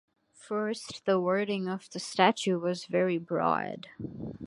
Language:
English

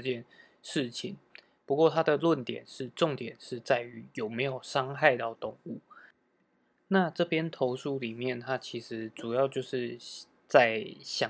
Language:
Chinese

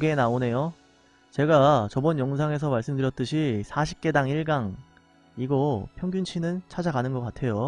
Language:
Korean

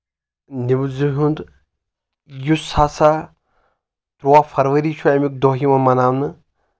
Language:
Kashmiri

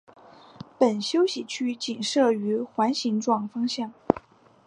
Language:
Chinese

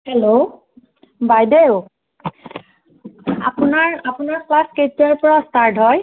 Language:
Assamese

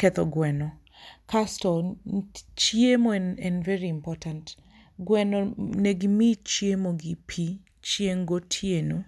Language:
Luo (Kenya and Tanzania)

